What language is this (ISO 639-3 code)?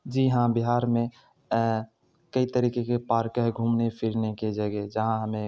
urd